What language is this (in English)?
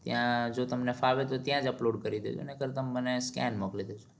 Gujarati